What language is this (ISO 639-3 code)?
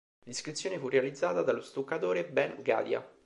ita